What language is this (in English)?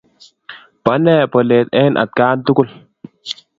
Kalenjin